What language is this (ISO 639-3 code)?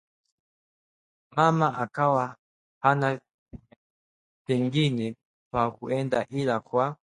swa